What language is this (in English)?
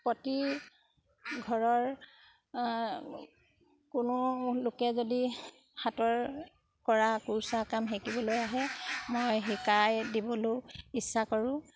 Assamese